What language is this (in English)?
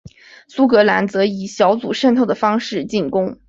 Chinese